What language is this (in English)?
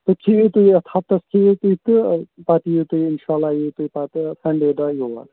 Kashmiri